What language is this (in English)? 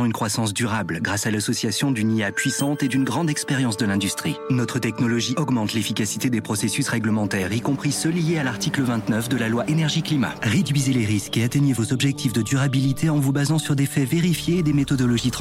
French